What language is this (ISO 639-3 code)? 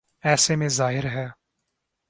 urd